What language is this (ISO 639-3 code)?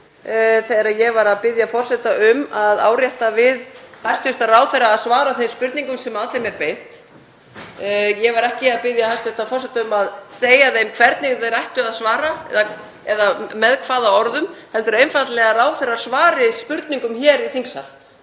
isl